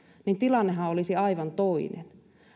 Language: Finnish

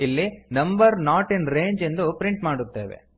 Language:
Kannada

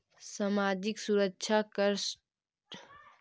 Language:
Magahi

